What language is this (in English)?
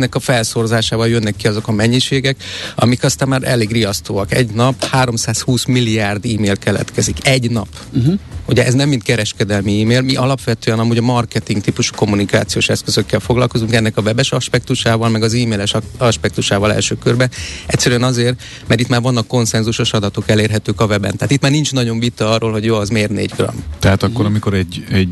Hungarian